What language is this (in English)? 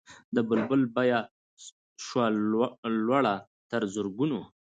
Pashto